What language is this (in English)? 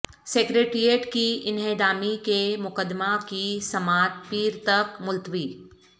Urdu